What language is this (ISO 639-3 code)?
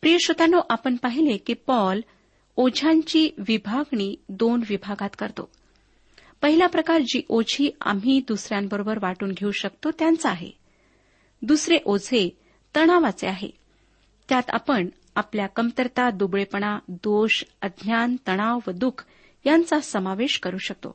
mar